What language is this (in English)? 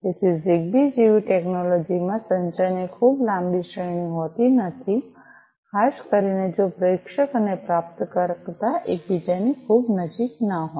Gujarati